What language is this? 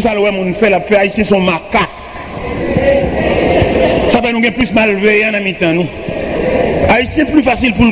French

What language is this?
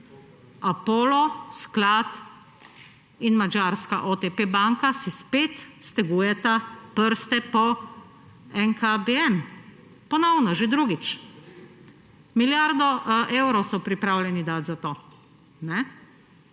Slovenian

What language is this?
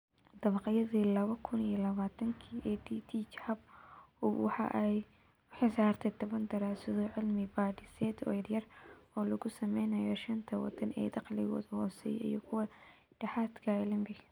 Somali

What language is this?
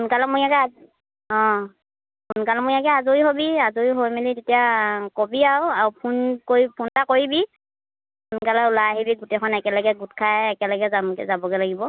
Assamese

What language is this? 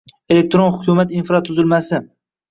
Uzbek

